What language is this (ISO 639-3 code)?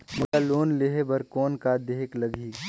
hne